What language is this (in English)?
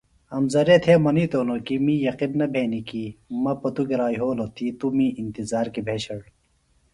Phalura